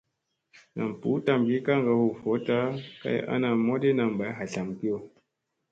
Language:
Musey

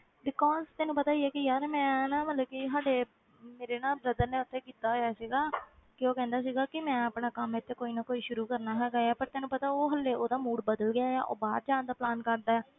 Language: Punjabi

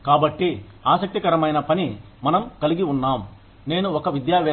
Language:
Telugu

